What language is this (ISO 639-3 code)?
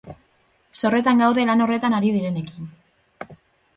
eus